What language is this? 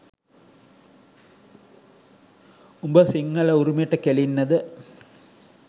Sinhala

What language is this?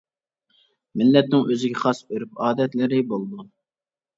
Uyghur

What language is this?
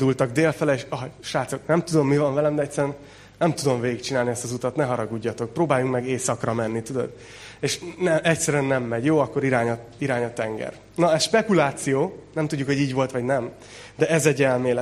Hungarian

